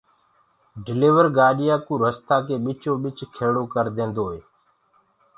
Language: Gurgula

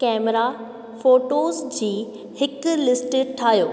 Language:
Sindhi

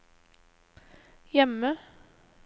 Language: Norwegian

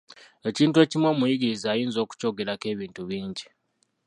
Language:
Ganda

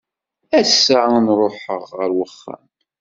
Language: Kabyle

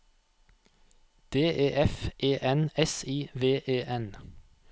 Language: Norwegian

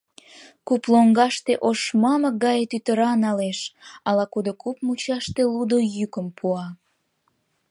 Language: Mari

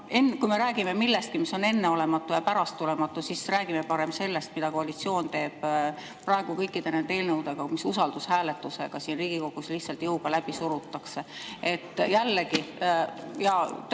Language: Estonian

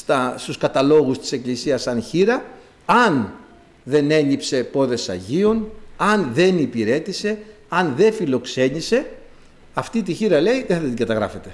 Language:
Greek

